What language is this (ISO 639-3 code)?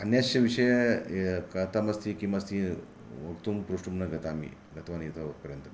san